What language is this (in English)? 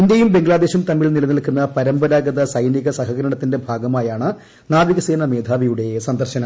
Malayalam